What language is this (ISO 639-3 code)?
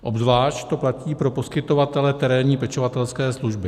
ces